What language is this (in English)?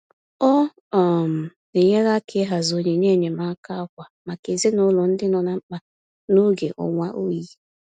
Igbo